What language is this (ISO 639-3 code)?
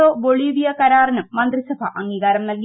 mal